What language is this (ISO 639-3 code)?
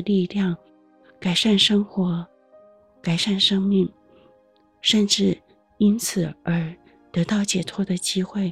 zho